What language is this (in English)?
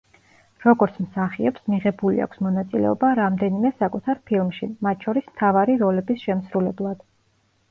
Georgian